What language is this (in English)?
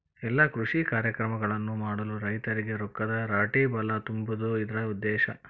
Kannada